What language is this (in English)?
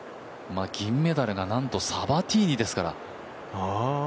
Japanese